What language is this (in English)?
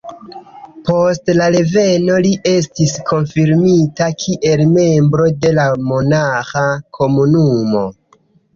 Esperanto